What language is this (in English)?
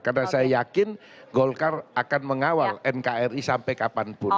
Indonesian